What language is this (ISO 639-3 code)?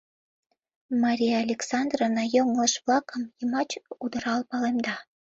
chm